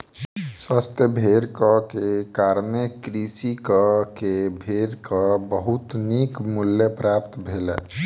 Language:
Maithili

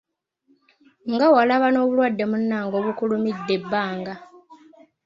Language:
Ganda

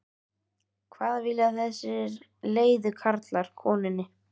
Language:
Icelandic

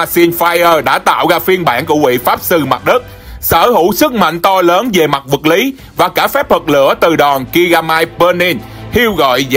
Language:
Vietnamese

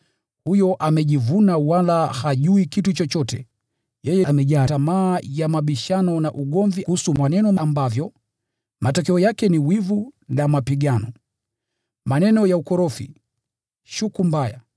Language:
Swahili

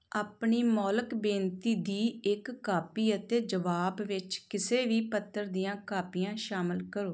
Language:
Punjabi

